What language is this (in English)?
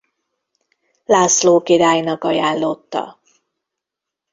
Hungarian